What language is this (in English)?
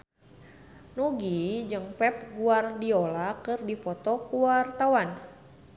Sundanese